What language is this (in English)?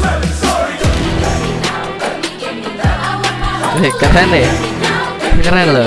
Indonesian